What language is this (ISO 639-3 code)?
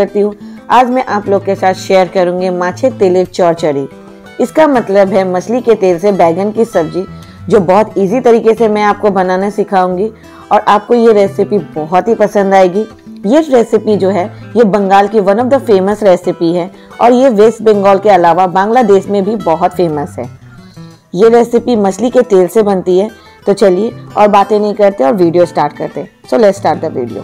hin